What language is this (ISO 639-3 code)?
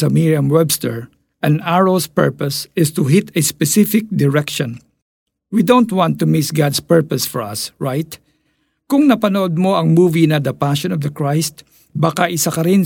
fil